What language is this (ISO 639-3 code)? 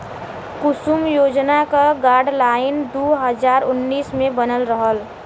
bho